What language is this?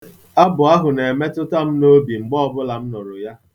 Igbo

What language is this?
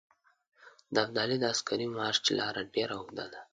Pashto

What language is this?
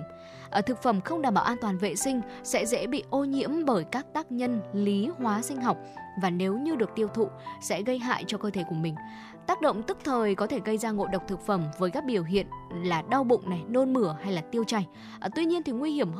Vietnamese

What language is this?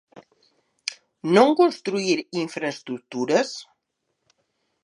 Galician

